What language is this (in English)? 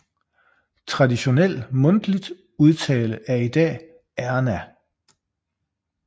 Danish